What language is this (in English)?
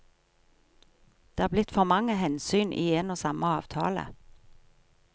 Norwegian